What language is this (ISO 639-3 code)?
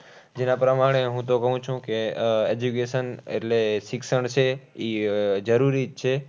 guj